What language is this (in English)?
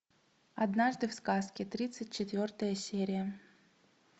Russian